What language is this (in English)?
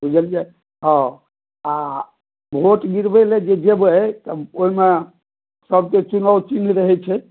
Maithili